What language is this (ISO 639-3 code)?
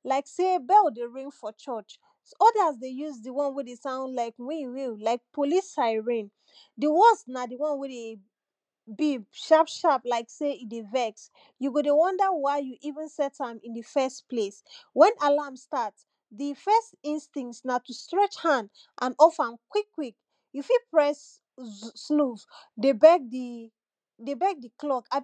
pcm